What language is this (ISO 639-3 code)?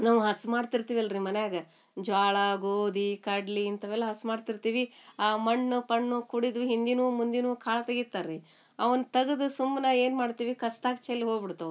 kan